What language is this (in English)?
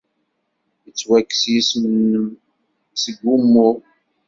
Kabyle